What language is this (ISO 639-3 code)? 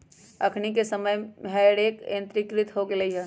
mag